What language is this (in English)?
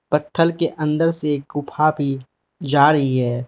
Hindi